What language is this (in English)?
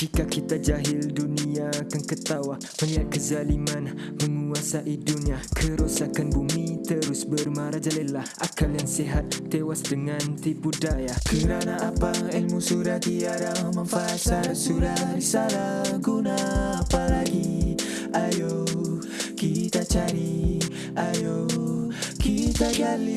Malay